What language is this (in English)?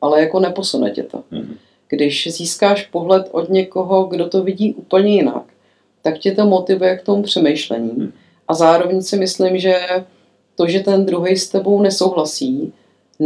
Czech